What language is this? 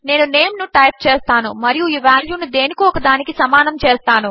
Telugu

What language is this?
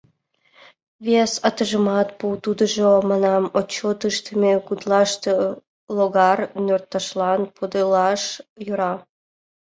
Mari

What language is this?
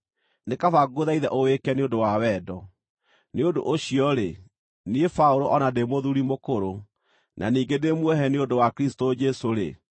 Kikuyu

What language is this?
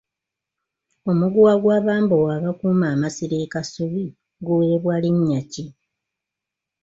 Ganda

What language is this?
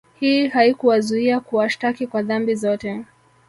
Swahili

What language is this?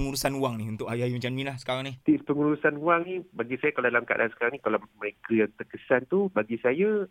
Malay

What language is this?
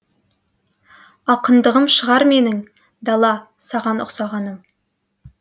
Kazakh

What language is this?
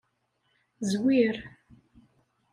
Kabyle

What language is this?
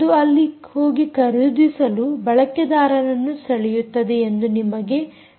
Kannada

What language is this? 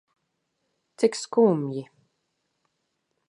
Latvian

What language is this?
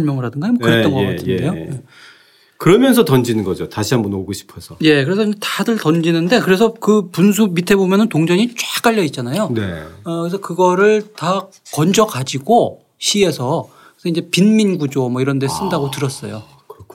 Korean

